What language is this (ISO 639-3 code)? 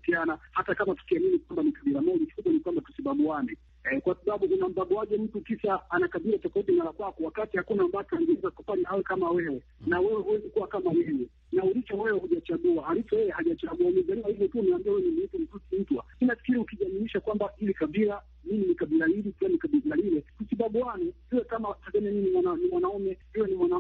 swa